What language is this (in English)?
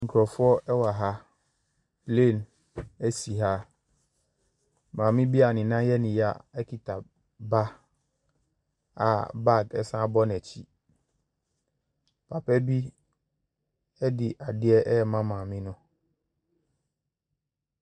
Akan